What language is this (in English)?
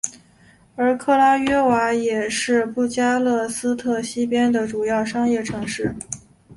Chinese